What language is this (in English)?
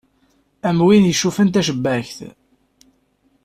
Kabyle